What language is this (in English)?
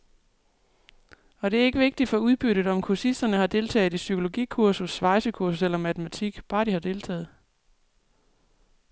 Danish